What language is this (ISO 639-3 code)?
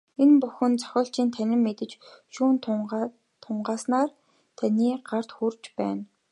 mon